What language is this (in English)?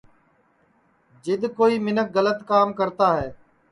Sansi